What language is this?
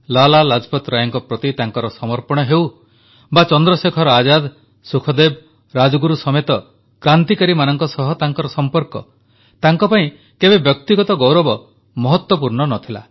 Odia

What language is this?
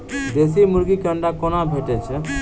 Maithili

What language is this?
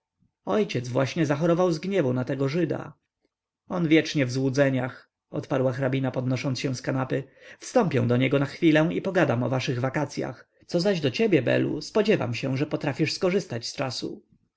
Polish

